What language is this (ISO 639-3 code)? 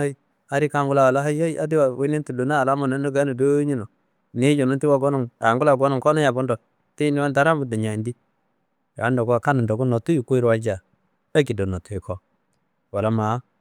kbl